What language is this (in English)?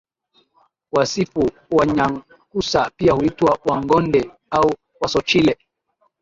Swahili